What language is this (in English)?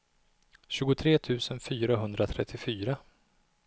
Swedish